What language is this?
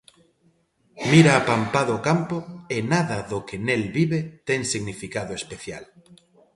Galician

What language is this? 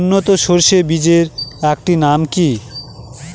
Bangla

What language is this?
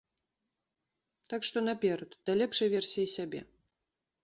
Belarusian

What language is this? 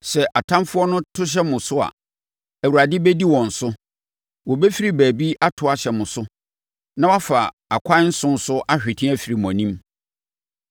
Akan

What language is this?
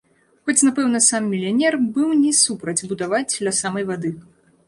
Belarusian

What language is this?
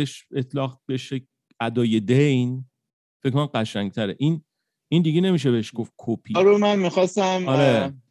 Persian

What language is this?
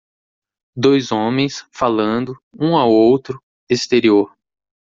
Portuguese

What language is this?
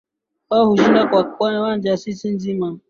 Swahili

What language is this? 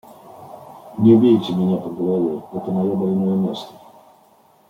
Russian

